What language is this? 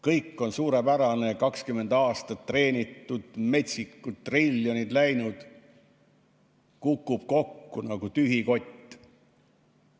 Estonian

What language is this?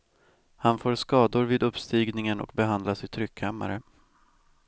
Swedish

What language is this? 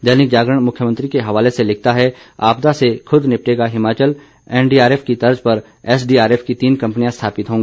Hindi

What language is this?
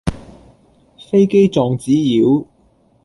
Cantonese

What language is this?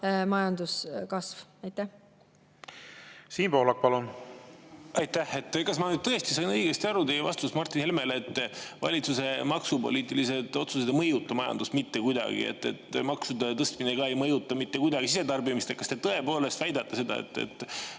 Estonian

